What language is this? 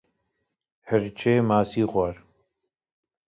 Kurdish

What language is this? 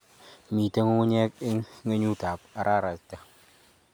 Kalenjin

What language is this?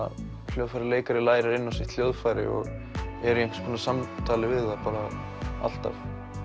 Icelandic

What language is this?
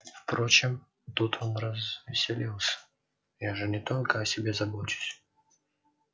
Russian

